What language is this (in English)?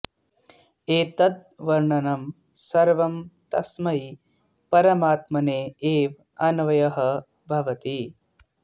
Sanskrit